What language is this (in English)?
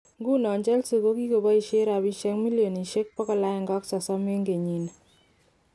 Kalenjin